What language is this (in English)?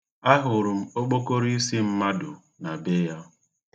Igbo